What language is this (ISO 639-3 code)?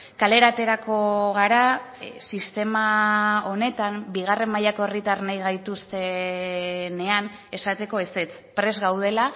eus